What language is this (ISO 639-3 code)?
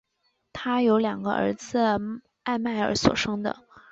zho